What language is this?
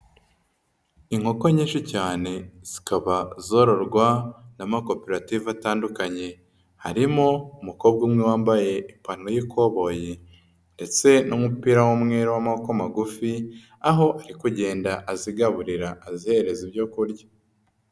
Kinyarwanda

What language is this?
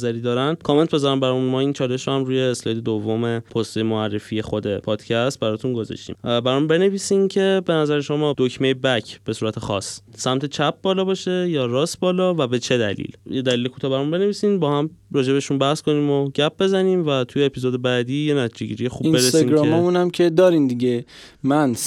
Persian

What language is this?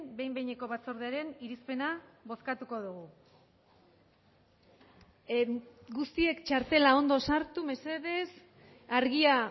Basque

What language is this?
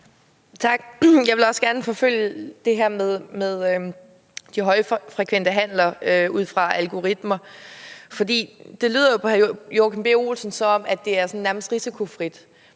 Danish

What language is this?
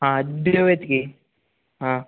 Marathi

